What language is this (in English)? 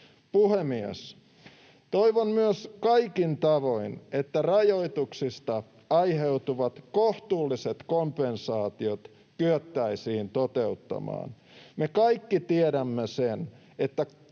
Finnish